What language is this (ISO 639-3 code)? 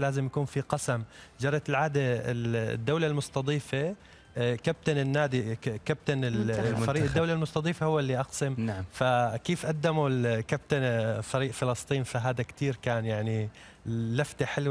ara